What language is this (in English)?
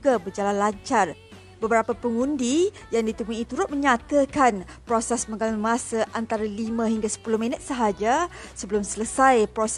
Malay